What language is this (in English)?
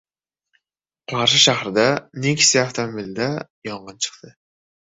Uzbek